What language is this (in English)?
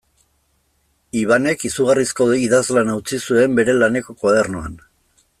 Basque